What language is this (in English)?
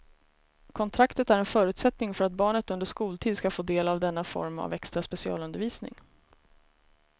Swedish